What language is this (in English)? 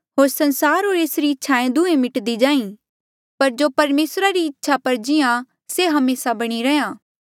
Mandeali